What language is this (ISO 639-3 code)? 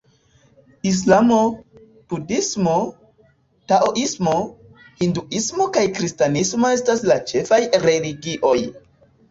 epo